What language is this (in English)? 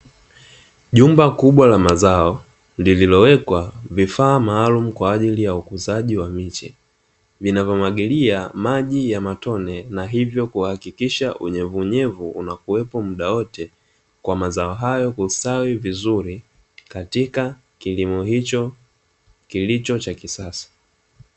Swahili